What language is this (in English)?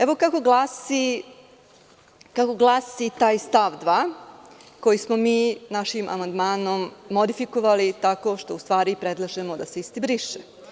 Serbian